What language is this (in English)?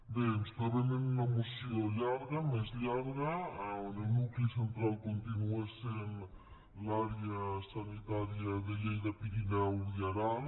Catalan